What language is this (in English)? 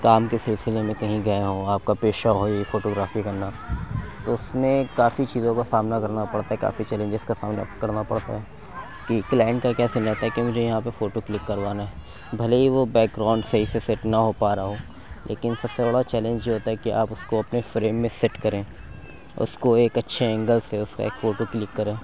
Urdu